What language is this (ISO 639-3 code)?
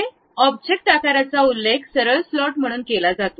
mar